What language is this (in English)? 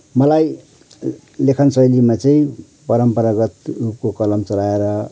Nepali